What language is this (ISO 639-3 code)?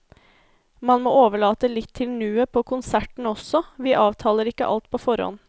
nor